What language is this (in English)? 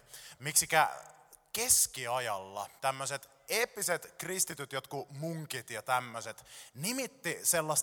Finnish